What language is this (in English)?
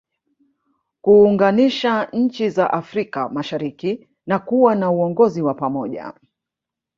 Swahili